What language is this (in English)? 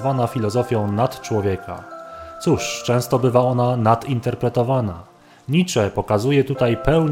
Polish